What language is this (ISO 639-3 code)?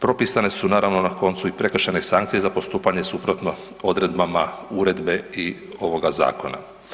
hrv